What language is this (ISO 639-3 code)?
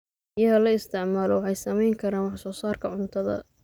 som